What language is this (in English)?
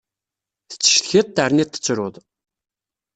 Kabyle